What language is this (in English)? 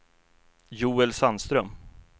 Swedish